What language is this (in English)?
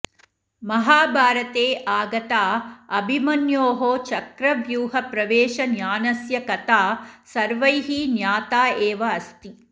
Sanskrit